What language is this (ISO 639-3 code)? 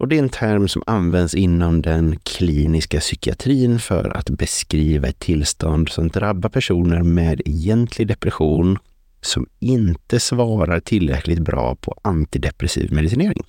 swe